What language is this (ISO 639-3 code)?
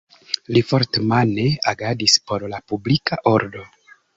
epo